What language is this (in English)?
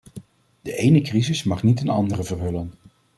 Dutch